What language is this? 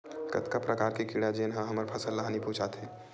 Chhattisgarhi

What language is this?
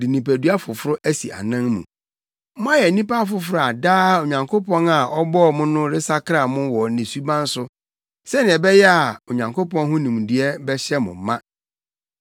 Akan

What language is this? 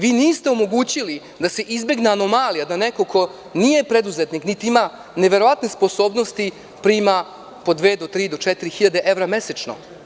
Serbian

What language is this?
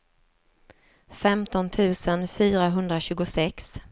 Swedish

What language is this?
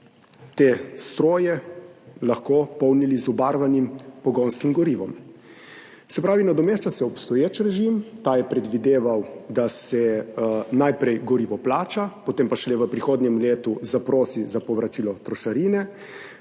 Slovenian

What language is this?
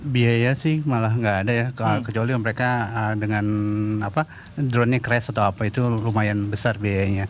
Indonesian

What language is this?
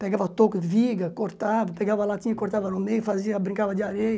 Portuguese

